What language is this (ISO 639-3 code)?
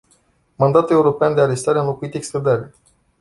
ron